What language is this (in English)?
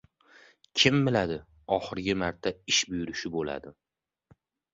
Uzbek